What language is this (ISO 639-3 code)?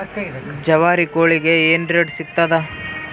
kan